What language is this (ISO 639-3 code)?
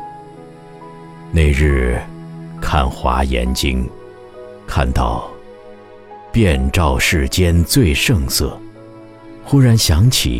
zho